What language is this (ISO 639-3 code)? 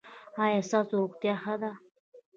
pus